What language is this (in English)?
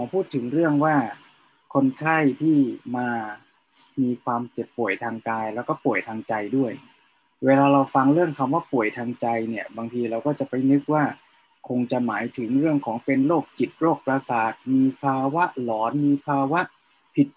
Thai